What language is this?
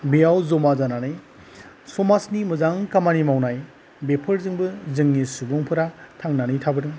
Bodo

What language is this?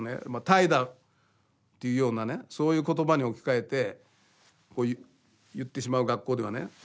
Japanese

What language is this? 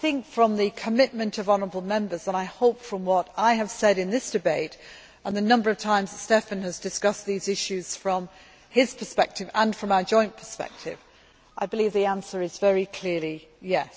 English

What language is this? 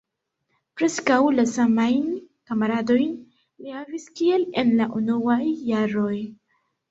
Esperanto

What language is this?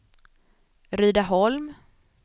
Swedish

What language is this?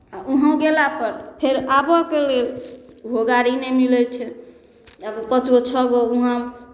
Maithili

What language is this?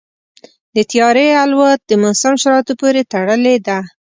Pashto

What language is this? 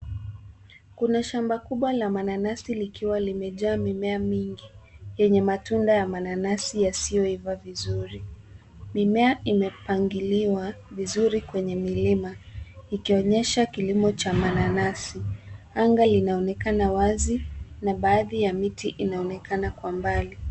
Swahili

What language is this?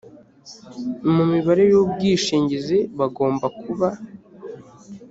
Kinyarwanda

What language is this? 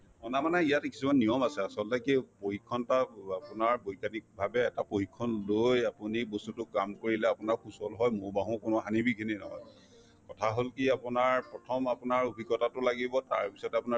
Assamese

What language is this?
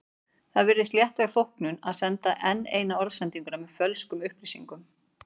Icelandic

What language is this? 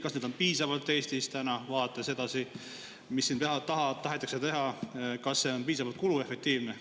Estonian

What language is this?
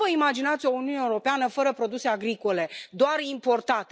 Romanian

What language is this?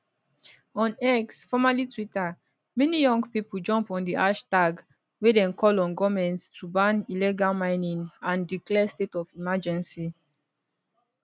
Nigerian Pidgin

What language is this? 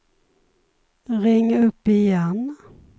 Swedish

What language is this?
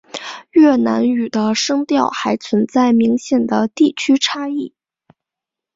Chinese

